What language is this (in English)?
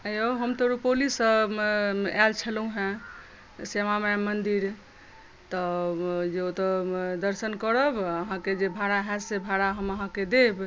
Maithili